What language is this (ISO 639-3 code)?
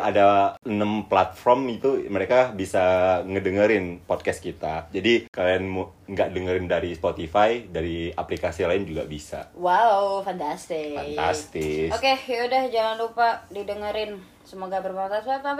ind